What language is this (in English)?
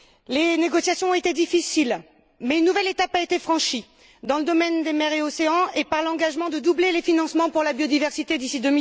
French